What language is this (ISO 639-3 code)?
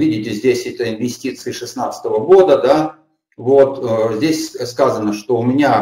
rus